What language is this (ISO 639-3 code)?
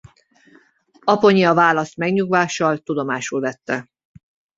hun